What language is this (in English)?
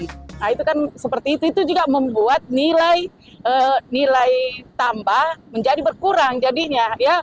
Indonesian